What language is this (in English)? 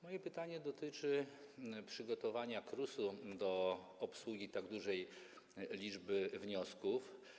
Polish